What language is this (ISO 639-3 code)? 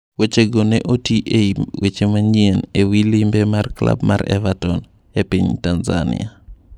luo